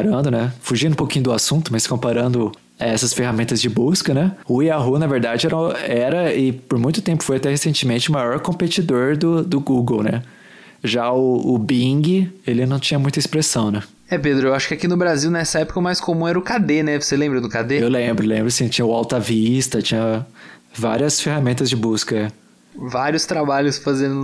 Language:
Portuguese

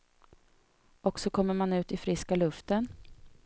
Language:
Swedish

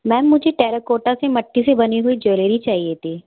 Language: Hindi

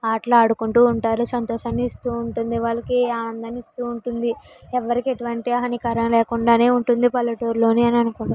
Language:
Telugu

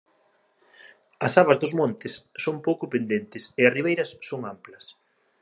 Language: Galician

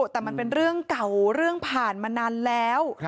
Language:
Thai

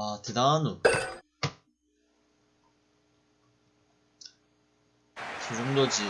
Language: Korean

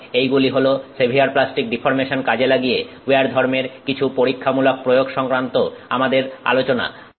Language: Bangla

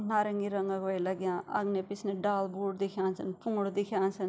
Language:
Garhwali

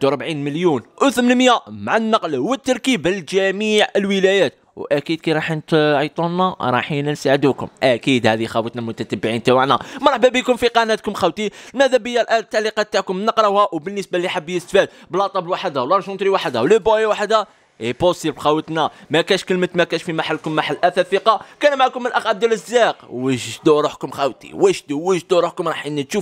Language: Arabic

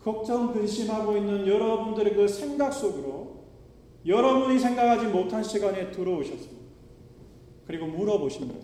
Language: Korean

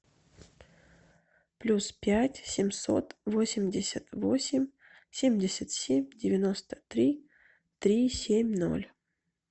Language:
Russian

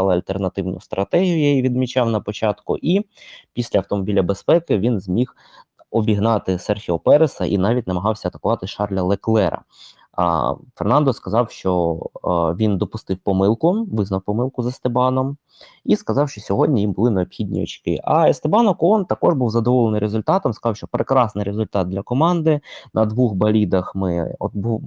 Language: Ukrainian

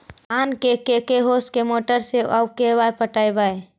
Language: Magahi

